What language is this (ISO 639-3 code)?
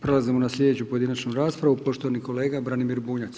hrv